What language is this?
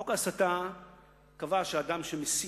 Hebrew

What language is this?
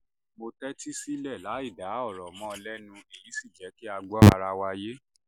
Yoruba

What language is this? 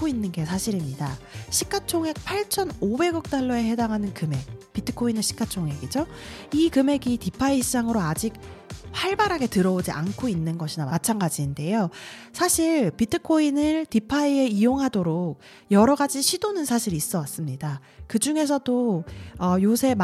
Korean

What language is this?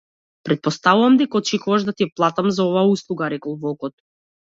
Macedonian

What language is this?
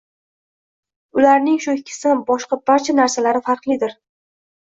Uzbek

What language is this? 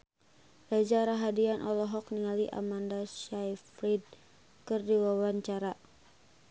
Sundanese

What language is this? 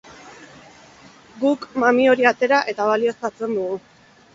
Basque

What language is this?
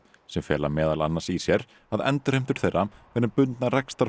Icelandic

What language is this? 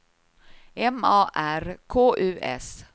Swedish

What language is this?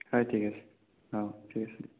Assamese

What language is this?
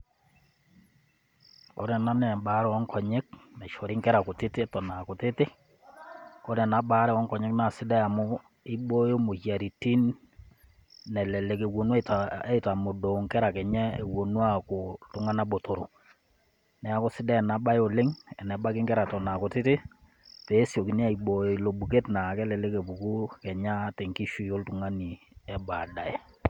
Masai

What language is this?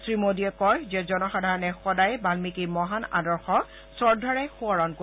Assamese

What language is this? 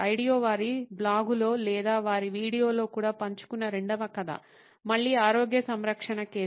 Telugu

